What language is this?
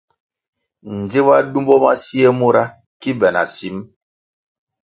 Kwasio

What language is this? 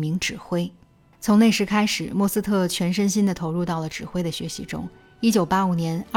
Chinese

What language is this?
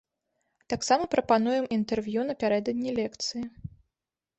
Belarusian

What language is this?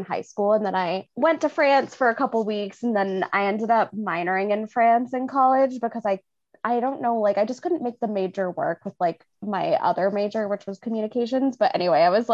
English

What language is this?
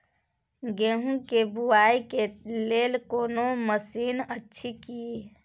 Maithili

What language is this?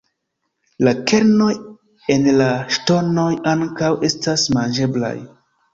Esperanto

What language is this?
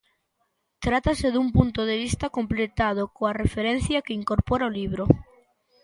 Galician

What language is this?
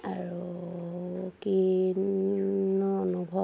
Assamese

